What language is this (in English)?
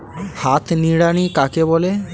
Bangla